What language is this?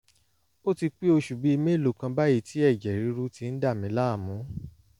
Yoruba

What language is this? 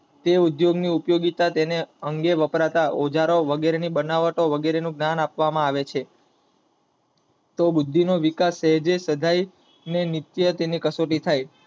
Gujarati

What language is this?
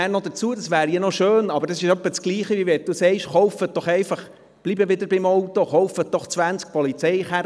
Swiss German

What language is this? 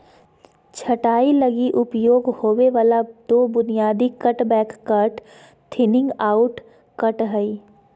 Magahi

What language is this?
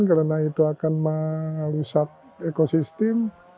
Indonesian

